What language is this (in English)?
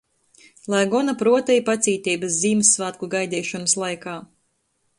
Latgalian